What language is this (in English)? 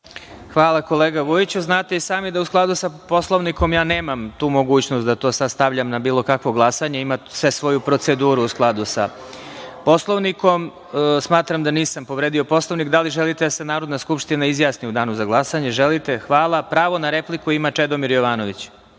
Serbian